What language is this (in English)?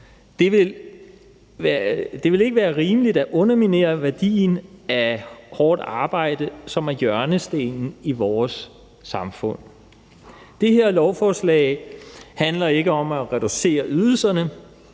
Danish